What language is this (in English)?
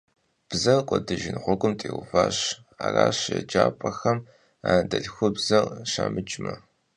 Kabardian